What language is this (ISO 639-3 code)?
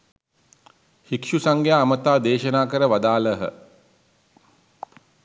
sin